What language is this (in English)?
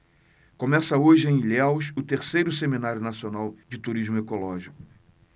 Portuguese